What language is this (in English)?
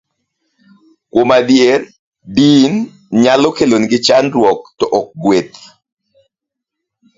Luo (Kenya and Tanzania)